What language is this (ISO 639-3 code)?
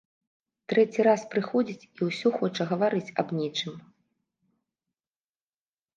bel